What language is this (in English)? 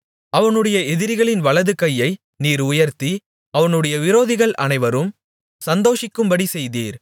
Tamil